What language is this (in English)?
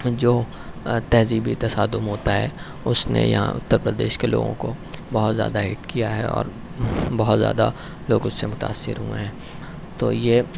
Urdu